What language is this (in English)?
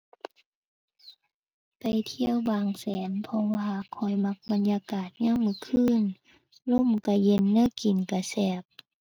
Thai